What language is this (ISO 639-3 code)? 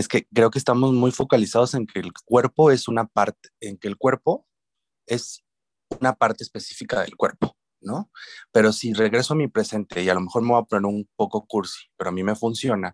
spa